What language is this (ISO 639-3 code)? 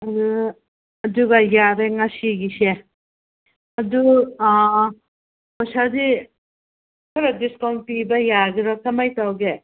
mni